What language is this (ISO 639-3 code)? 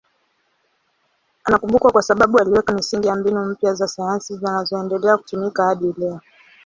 swa